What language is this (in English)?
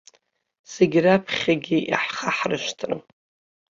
Abkhazian